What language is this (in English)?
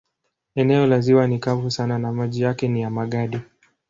Swahili